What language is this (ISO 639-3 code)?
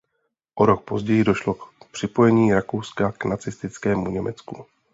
ces